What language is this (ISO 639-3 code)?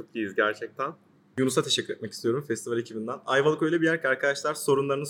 tur